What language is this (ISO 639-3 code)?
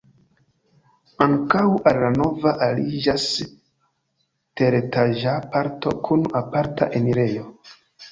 epo